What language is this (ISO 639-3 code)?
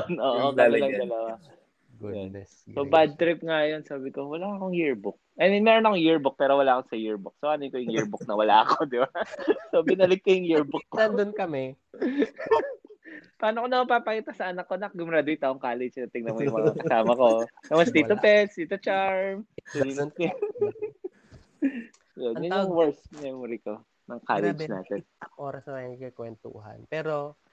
fil